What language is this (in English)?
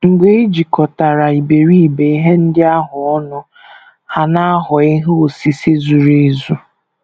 Igbo